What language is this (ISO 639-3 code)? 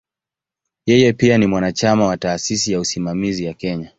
swa